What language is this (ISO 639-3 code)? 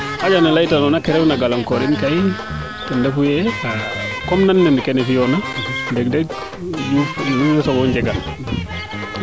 srr